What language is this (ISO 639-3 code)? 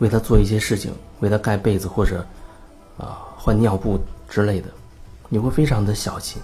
zho